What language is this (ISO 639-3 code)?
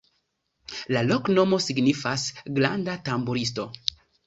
epo